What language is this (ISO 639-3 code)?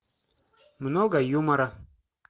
rus